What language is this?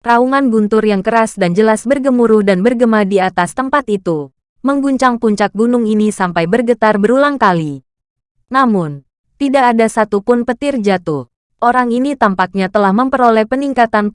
Indonesian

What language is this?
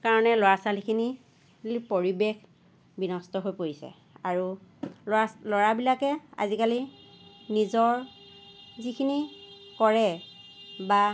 Assamese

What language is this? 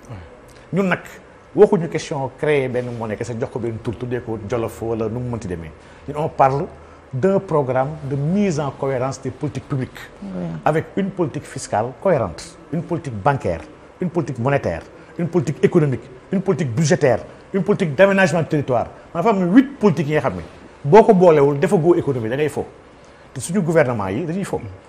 French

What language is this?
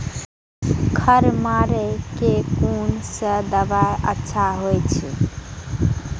Maithili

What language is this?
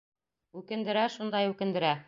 Bashkir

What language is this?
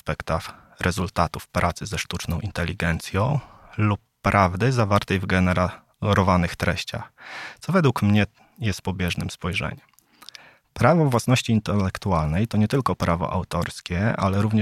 Polish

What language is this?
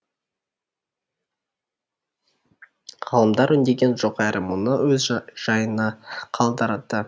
Kazakh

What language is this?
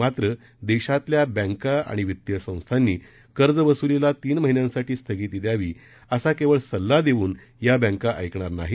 Marathi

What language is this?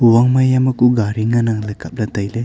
Wancho Naga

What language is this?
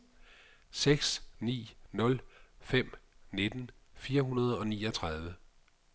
Danish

